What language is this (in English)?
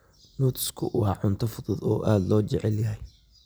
Somali